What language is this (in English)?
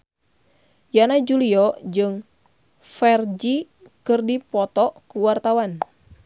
Sundanese